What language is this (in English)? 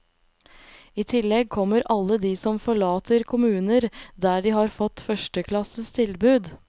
Norwegian